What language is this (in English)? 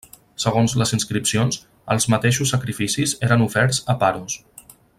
Catalan